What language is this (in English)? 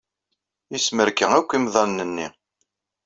Kabyle